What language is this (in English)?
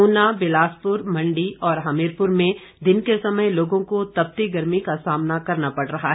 Hindi